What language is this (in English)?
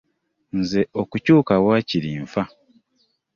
Ganda